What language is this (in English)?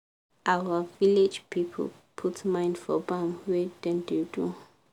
Nigerian Pidgin